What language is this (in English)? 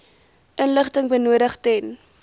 Afrikaans